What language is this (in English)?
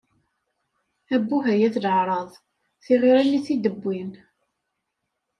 Kabyle